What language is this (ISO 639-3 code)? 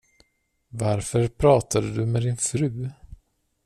swe